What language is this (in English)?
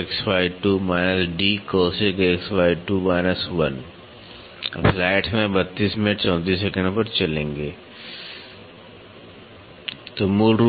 Hindi